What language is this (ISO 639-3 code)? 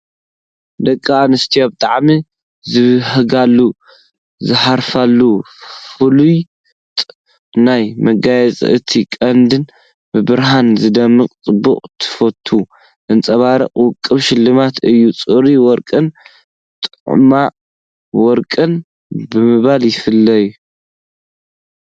tir